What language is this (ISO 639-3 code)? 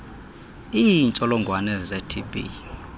xho